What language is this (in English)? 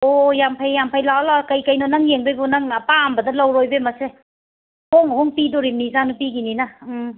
Manipuri